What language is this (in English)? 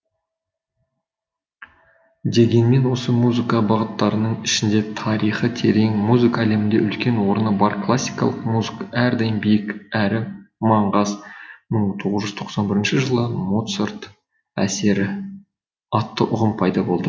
Kazakh